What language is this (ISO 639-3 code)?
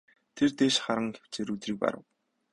mon